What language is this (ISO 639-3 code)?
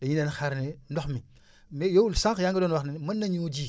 wol